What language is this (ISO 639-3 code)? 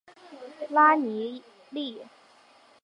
zho